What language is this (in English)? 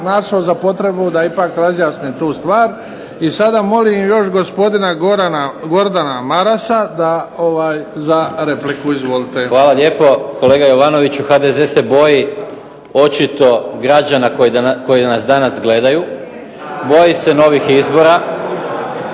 Croatian